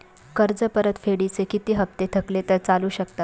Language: Marathi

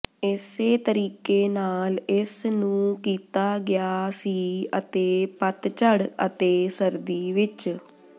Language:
Punjabi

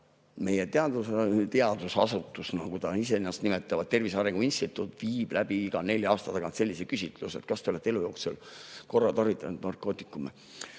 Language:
Estonian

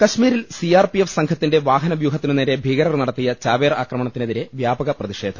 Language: Malayalam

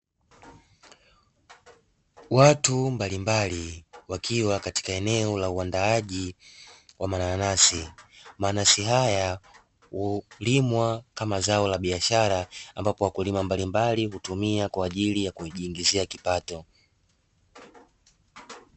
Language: Swahili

